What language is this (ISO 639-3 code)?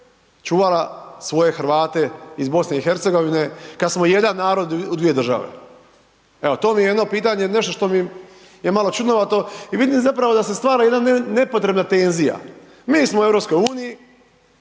hrv